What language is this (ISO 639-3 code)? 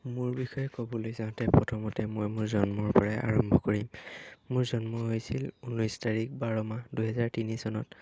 asm